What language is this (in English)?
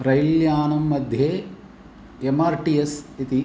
Sanskrit